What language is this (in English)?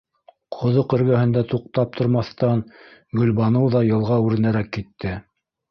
Bashkir